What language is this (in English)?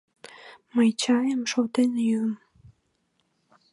Mari